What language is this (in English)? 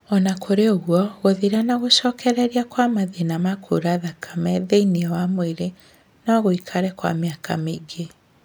Kikuyu